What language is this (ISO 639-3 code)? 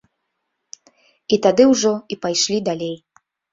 bel